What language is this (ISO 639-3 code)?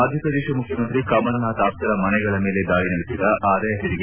kan